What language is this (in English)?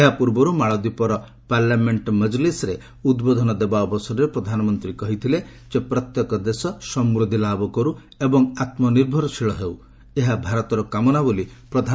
Odia